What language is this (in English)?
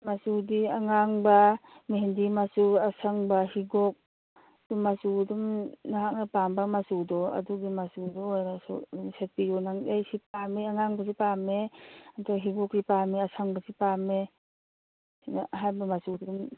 Manipuri